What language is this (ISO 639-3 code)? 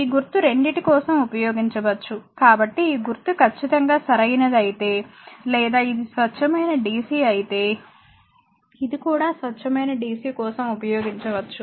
tel